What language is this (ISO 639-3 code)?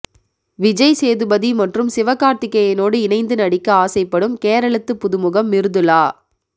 tam